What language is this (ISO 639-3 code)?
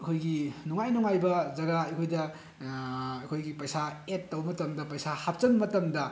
mni